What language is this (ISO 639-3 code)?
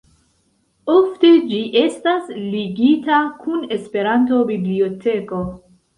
epo